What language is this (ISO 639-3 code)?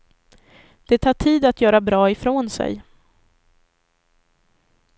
swe